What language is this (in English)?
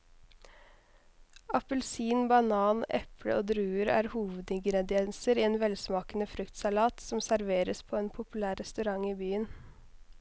Norwegian